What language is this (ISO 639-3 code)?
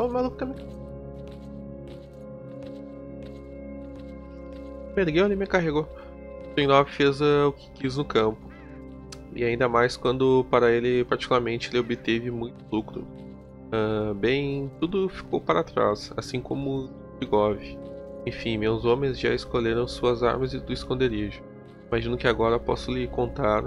por